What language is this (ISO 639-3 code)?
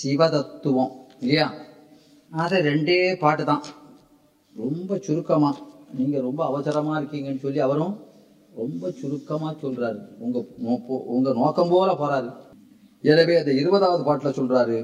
tam